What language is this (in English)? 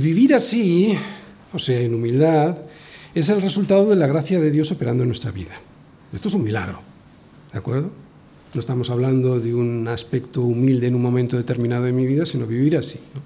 Spanish